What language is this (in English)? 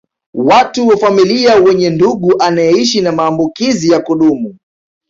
Swahili